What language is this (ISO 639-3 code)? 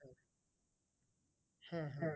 ben